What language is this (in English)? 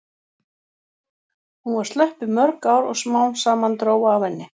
Icelandic